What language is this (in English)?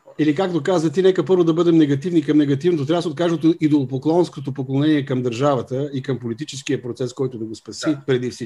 Bulgarian